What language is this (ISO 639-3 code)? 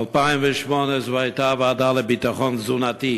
heb